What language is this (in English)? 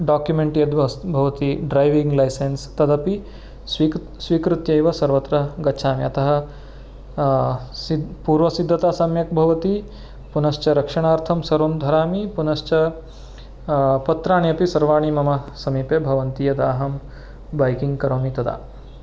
Sanskrit